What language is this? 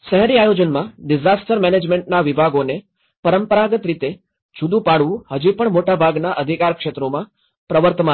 Gujarati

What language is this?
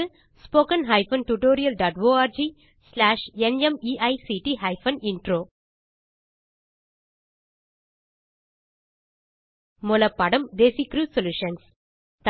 Tamil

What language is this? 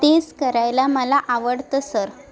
Marathi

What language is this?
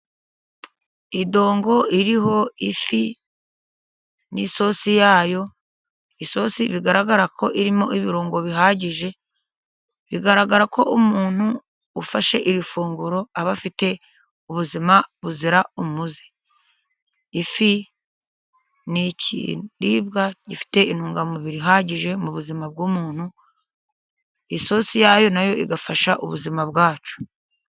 Kinyarwanda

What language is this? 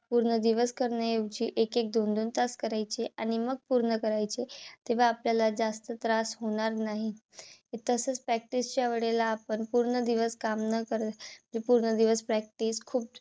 Marathi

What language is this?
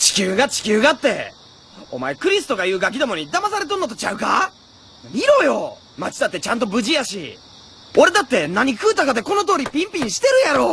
Japanese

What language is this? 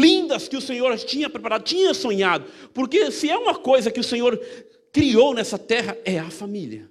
Portuguese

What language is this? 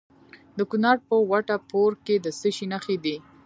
Pashto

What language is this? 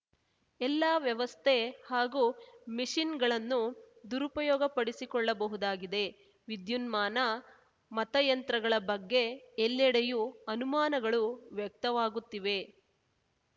Kannada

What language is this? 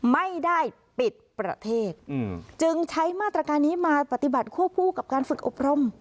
Thai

